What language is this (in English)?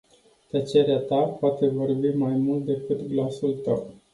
Romanian